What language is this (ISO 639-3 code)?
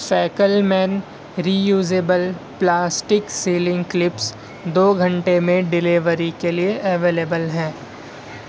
urd